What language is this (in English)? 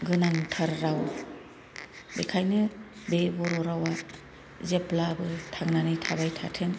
Bodo